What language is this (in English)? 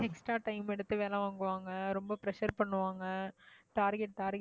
Tamil